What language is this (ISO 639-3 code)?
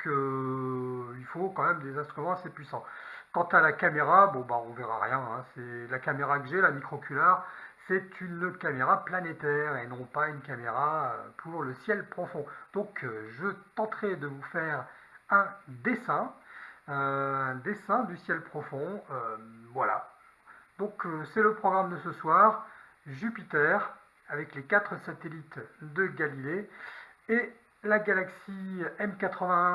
fra